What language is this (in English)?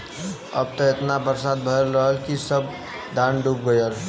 Bhojpuri